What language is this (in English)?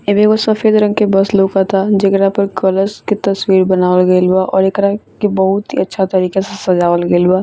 Bhojpuri